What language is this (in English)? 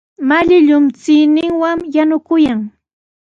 Sihuas Ancash Quechua